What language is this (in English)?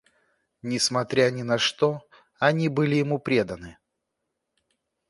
Russian